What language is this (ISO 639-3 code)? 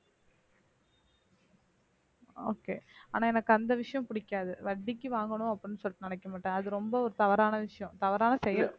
tam